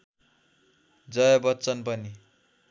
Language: Nepali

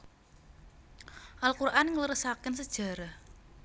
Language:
Javanese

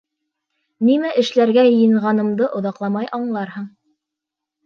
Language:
Bashkir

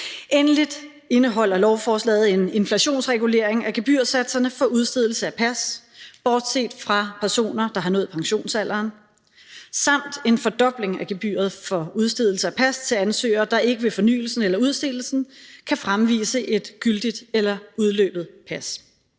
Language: Danish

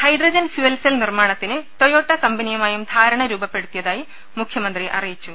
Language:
Malayalam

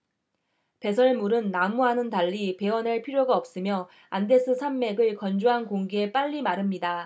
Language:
Korean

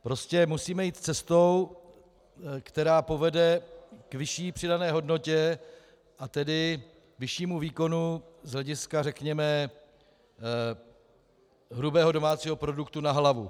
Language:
Czech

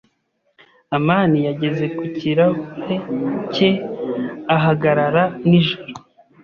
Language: Kinyarwanda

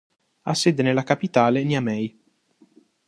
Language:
Italian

